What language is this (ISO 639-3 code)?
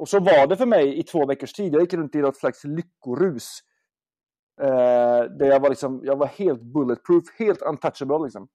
swe